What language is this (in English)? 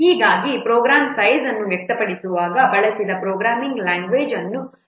Kannada